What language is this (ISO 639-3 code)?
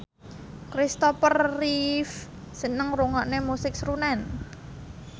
jav